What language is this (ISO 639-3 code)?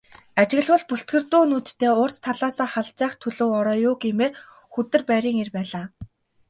mon